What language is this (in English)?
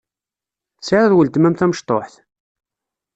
Kabyle